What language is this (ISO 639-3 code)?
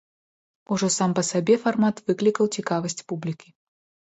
bel